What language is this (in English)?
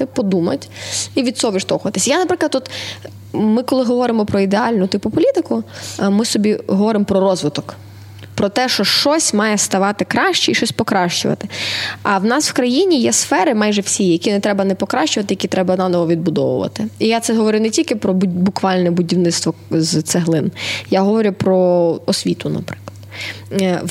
Ukrainian